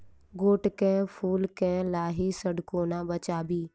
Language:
Maithili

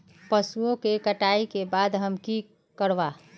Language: Magahi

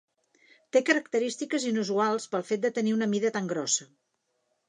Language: Catalan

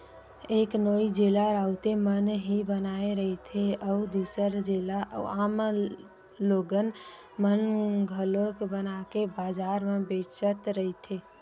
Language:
Chhattisgarhi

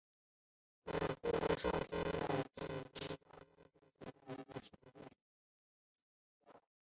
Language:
Chinese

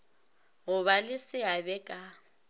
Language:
Northern Sotho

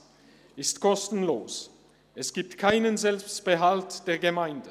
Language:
Swiss German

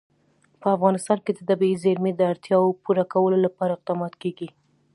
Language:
Pashto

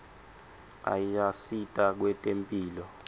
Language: Swati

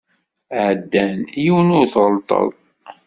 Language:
Kabyle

